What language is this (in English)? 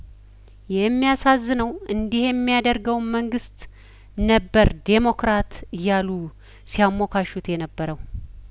Amharic